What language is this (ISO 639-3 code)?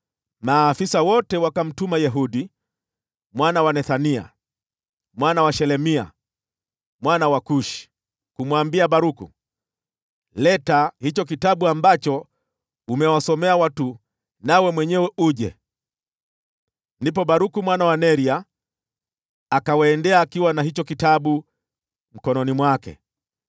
swa